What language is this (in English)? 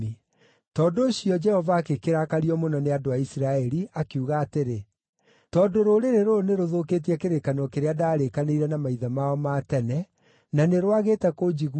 Kikuyu